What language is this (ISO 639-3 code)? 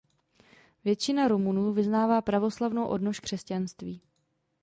ces